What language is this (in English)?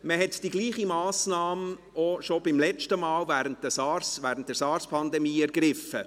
Swiss German